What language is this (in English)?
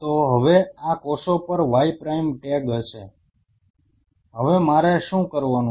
Gujarati